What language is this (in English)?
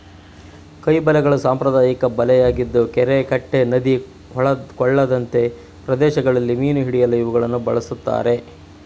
Kannada